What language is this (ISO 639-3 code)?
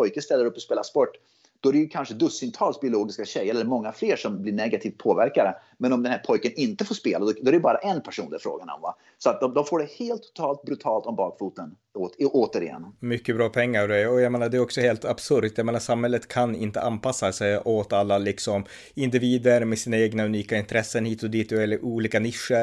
swe